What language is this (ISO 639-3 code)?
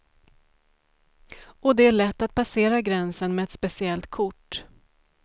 swe